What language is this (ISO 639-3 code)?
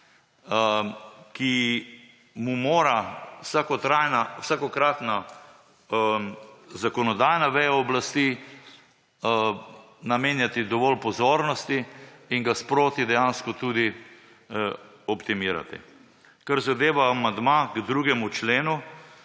slv